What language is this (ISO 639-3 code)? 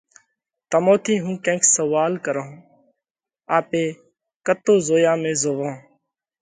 kvx